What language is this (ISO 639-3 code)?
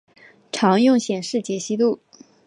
zho